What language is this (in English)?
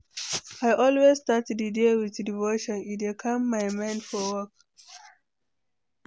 Nigerian Pidgin